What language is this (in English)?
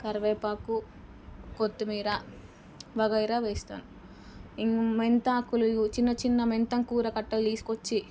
Telugu